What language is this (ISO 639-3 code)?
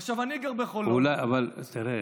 heb